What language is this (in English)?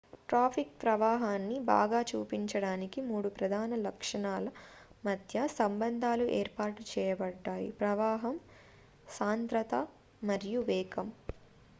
Telugu